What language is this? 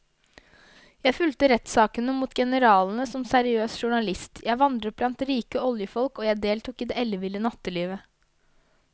Norwegian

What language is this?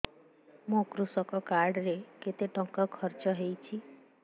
Odia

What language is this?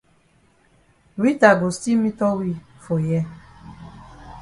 Cameroon Pidgin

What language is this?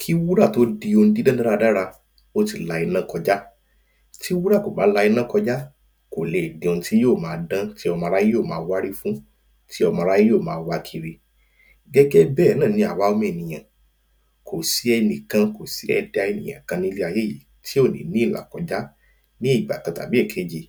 Yoruba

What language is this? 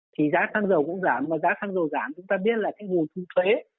Vietnamese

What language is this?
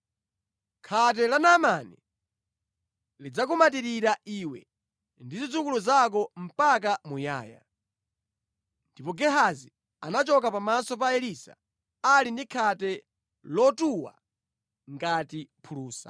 Nyanja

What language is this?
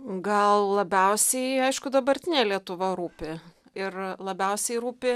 Lithuanian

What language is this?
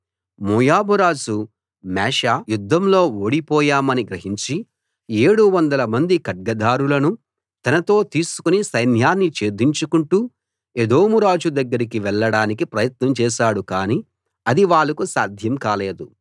Telugu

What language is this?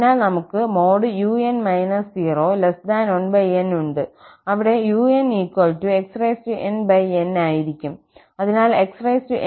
Malayalam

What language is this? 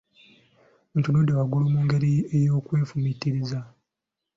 Ganda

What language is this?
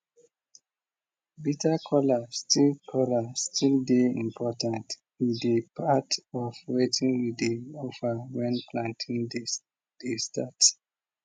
Nigerian Pidgin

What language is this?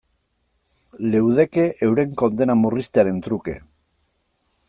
Basque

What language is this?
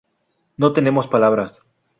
Spanish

